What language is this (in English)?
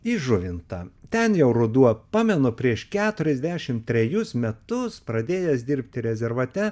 Lithuanian